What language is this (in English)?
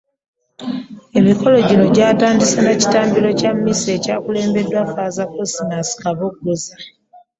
Ganda